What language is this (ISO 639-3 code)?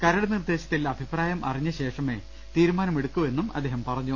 mal